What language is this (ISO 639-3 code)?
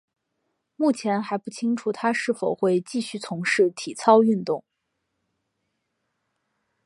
zho